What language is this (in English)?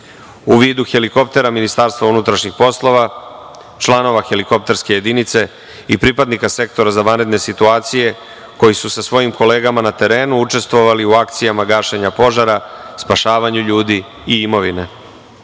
Serbian